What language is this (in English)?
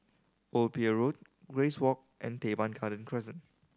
English